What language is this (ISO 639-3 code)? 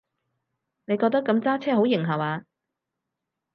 yue